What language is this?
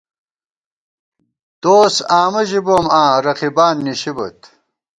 Gawar-Bati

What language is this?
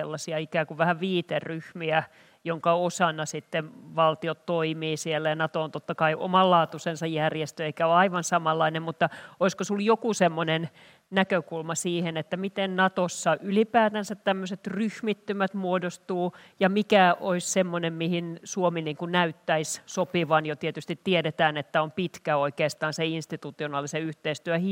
Finnish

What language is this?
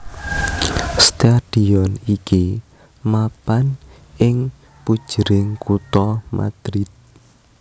Javanese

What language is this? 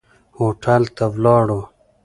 Pashto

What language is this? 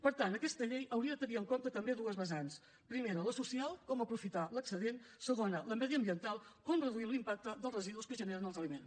Catalan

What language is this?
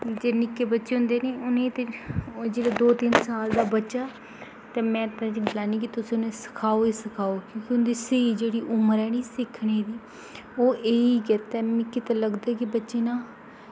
Dogri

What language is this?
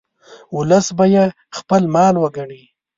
Pashto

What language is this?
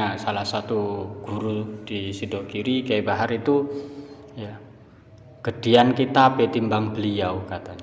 Indonesian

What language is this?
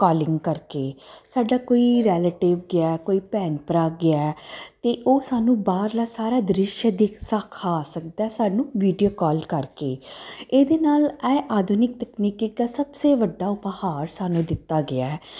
Punjabi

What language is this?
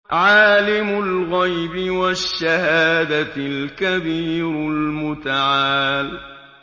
Arabic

